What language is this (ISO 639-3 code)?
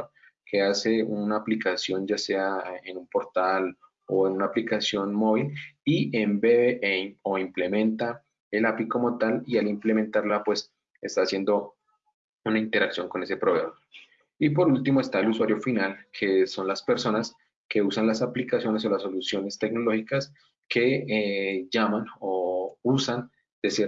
spa